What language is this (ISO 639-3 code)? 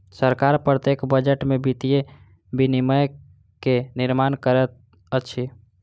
mai